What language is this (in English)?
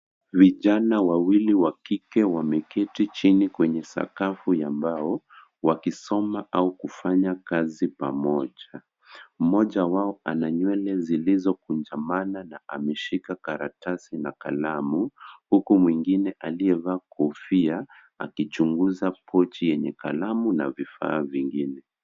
Swahili